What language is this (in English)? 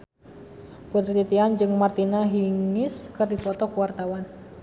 Sundanese